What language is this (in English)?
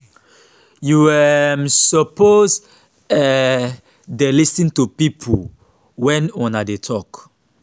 Nigerian Pidgin